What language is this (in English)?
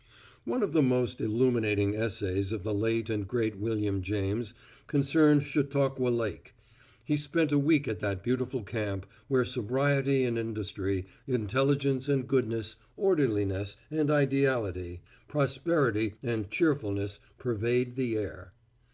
English